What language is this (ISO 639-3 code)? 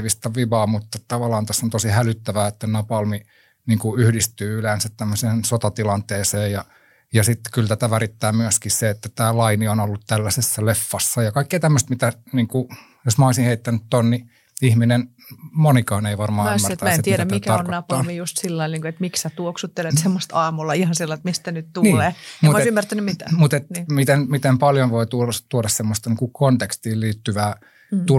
fin